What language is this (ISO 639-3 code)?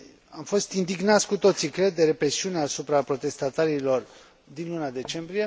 ron